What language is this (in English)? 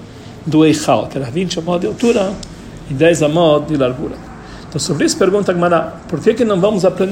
Portuguese